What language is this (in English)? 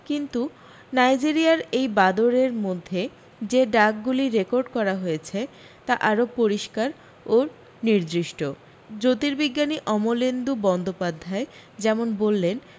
Bangla